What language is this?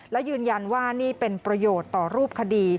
Thai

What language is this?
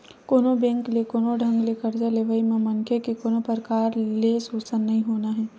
Chhattisgarhi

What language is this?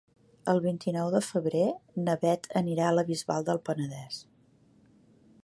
Catalan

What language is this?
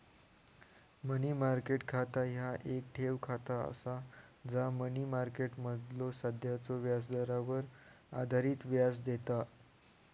Marathi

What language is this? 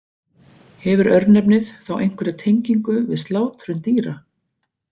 Icelandic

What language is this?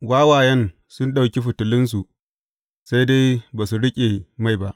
Hausa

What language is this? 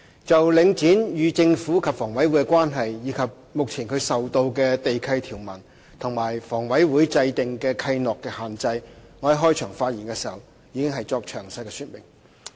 Cantonese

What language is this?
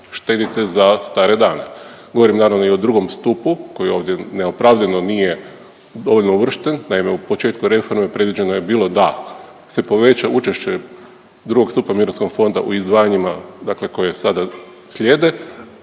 Croatian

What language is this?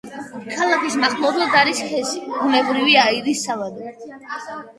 Georgian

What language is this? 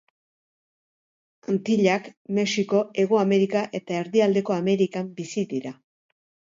Basque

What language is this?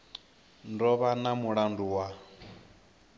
Venda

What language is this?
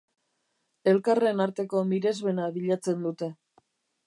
Basque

